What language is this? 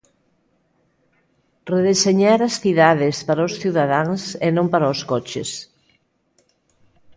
Galician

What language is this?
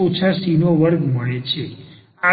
Gujarati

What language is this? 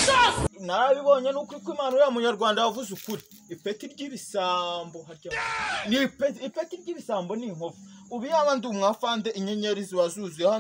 Romanian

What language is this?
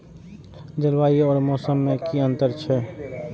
Maithili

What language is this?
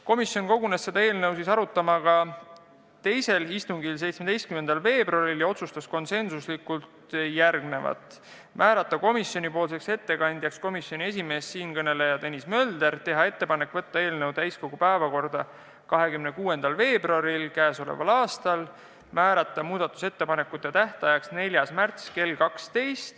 Estonian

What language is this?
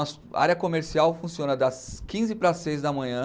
Portuguese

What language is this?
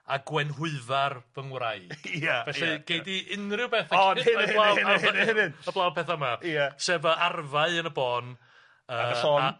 Welsh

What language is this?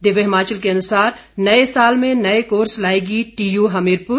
Hindi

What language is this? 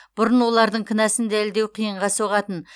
Kazakh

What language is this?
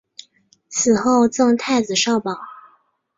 Chinese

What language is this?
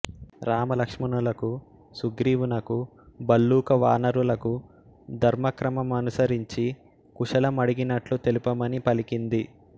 Telugu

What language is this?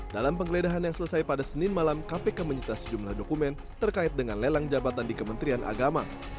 Indonesian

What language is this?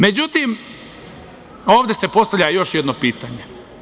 Serbian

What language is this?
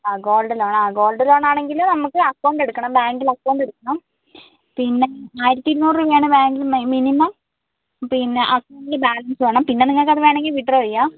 Malayalam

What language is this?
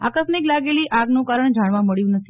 Gujarati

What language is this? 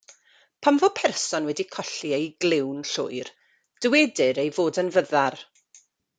Welsh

